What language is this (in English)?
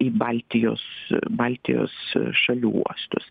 Lithuanian